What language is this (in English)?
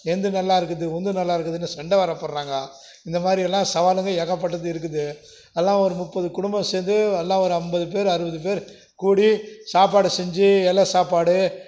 Tamil